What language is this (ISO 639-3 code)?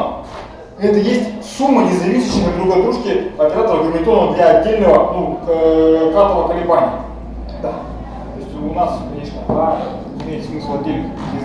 rus